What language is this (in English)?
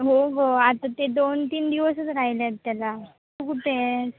Marathi